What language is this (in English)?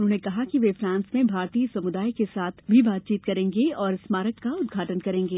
Hindi